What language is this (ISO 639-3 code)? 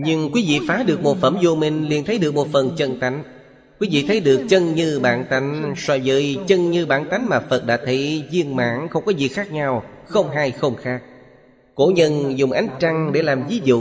vie